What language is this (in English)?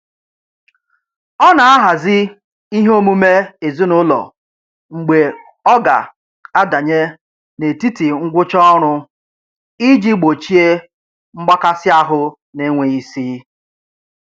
Igbo